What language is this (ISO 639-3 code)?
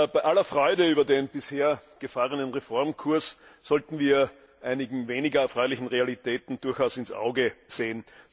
deu